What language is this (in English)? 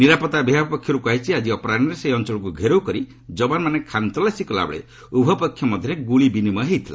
Odia